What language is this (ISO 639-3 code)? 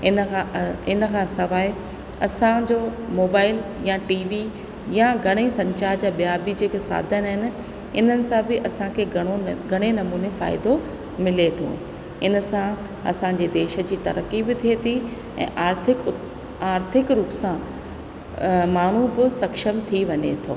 snd